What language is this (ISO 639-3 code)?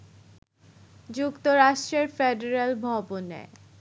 ben